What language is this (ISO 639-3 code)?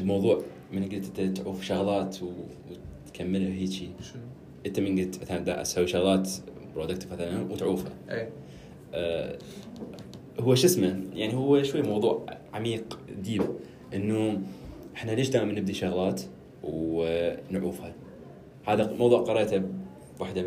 ara